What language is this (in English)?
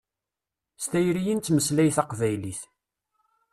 Kabyle